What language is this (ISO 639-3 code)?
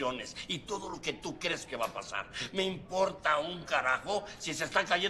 spa